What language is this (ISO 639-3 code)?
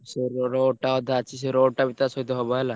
ori